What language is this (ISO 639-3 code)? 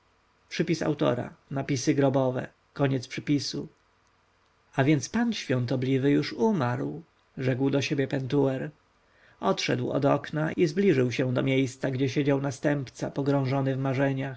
pol